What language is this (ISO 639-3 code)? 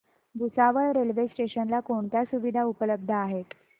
mar